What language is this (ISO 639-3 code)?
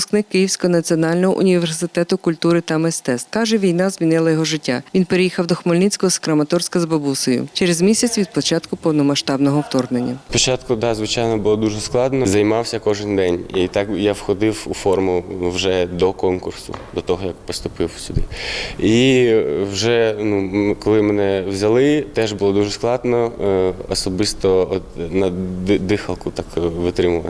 ukr